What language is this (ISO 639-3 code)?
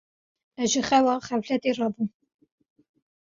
kur